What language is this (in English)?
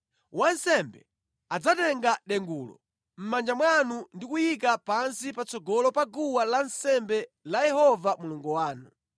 Nyanja